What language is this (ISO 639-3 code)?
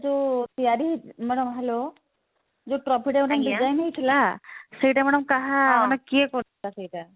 ori